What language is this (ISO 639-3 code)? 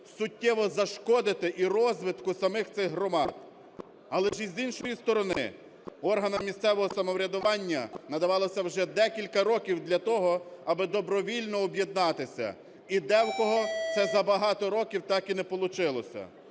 ukr